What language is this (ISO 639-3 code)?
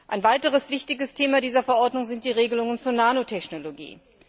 deu